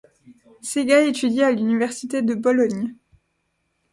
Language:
French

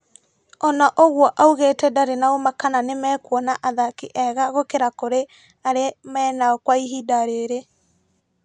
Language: Kikuyu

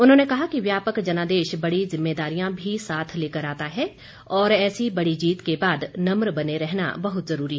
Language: Hindi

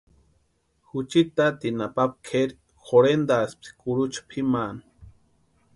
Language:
Western Highland Purepecha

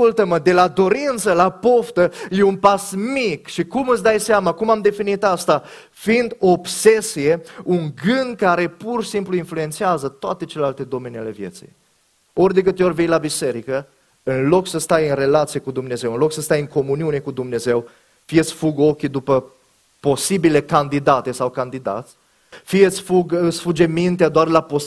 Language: Romanian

